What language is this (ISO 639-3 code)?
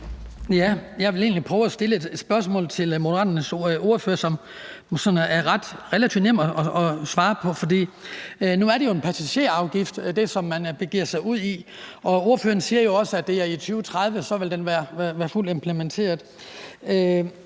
dan